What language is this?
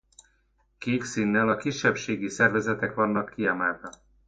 Hungarian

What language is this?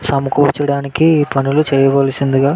Telugu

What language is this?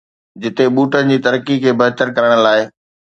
Sindhi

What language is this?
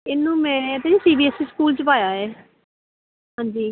Punjabi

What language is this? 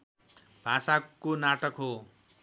Nepali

